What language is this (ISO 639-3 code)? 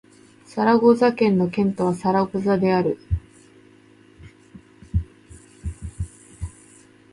jpn